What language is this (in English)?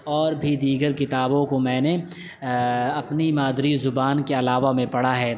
Urdu